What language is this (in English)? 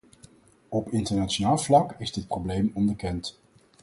Dutch